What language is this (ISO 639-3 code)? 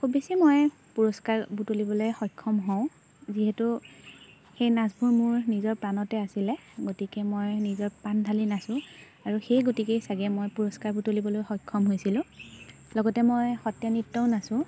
asm